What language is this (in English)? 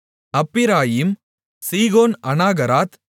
Tamil